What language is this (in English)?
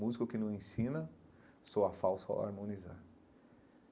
Portuguese